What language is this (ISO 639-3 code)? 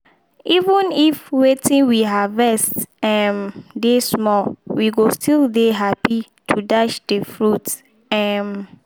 pcm